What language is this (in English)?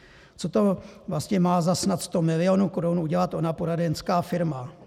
Czech